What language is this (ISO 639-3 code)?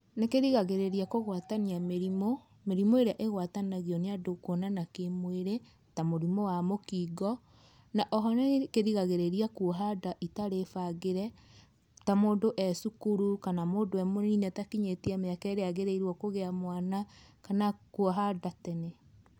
kik